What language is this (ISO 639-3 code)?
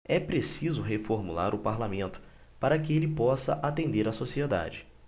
por